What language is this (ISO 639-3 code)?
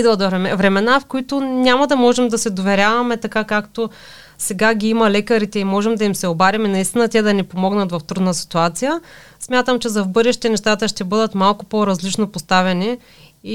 bul